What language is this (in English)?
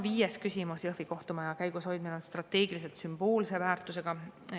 Estonian